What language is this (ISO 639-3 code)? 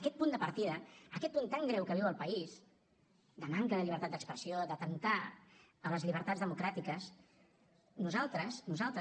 cat